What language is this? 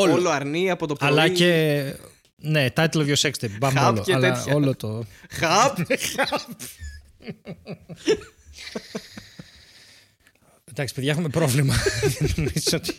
Greek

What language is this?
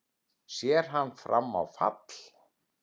Icelandic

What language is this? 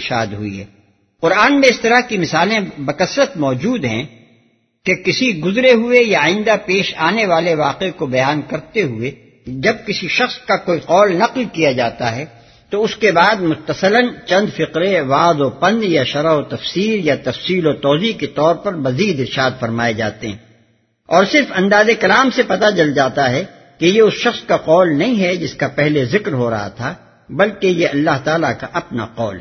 Urdu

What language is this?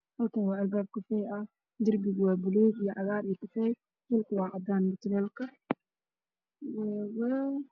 Somali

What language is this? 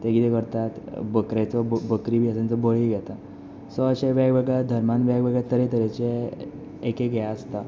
Konkani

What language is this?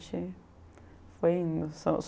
Portuguese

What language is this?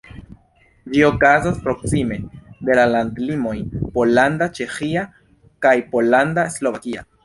Esperanto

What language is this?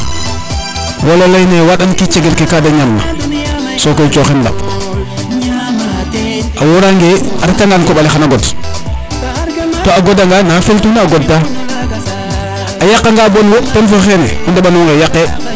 Serer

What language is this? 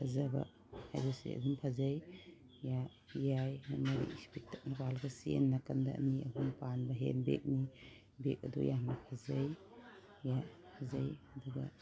Manipuri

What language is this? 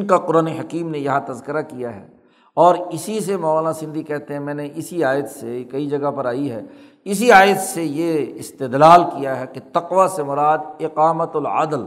Urdu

